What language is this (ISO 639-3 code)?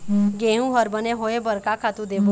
hne